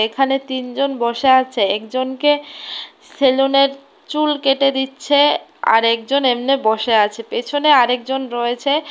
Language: Bangla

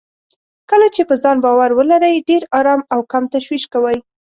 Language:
Pashto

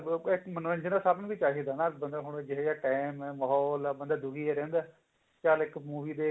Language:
Punjabi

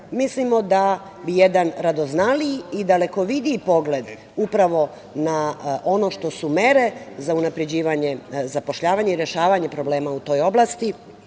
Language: Serbian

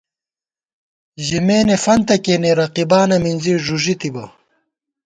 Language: Gawar-Bati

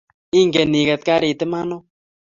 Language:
Kalenjin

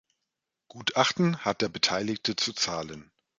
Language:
German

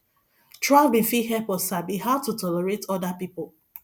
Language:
Nigerian Pidgin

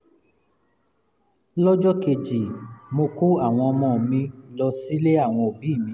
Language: Yoruba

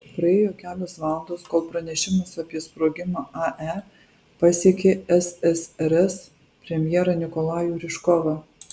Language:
Lithuanian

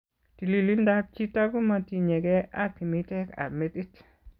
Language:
Kalenjin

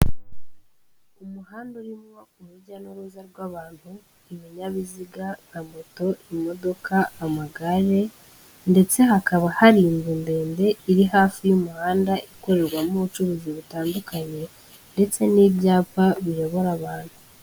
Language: Kinyarwanda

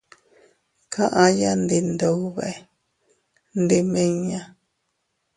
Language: Teutila Cuicatec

